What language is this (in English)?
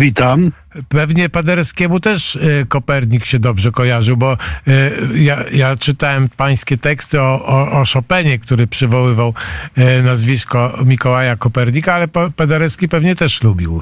Polish